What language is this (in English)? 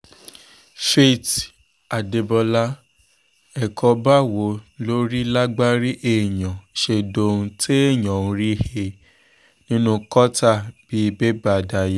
Yoruba